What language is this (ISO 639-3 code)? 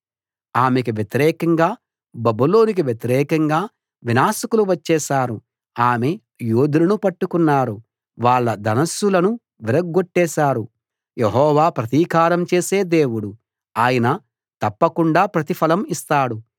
tel